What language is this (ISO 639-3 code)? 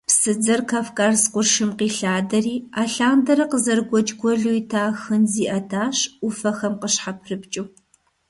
kbd